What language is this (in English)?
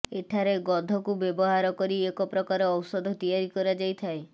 Odia